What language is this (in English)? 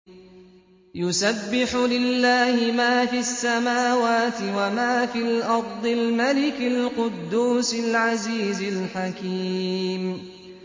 Arabic